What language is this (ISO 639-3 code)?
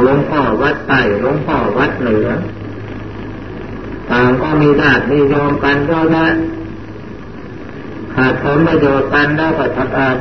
tha